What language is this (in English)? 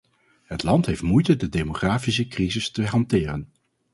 Dutch